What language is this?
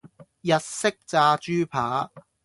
Cantonese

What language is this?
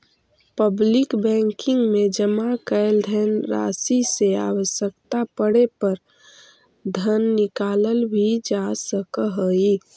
Magahi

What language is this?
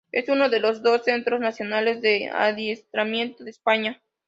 Spanish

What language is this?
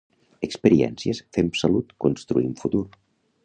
Catalan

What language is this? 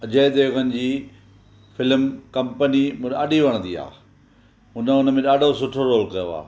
Sindhi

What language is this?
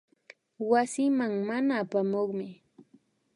Imbabura Highland Quichua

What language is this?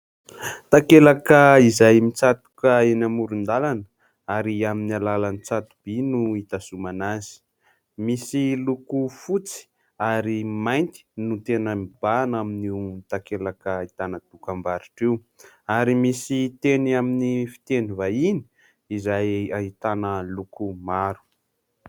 Malagasy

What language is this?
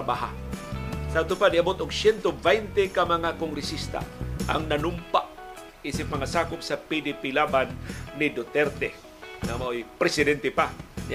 Filipino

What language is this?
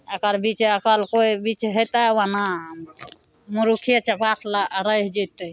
Maithili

